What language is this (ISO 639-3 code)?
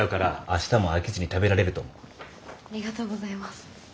jpn